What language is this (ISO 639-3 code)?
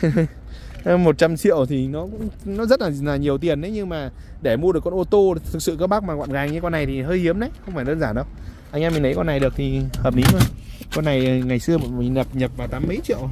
vie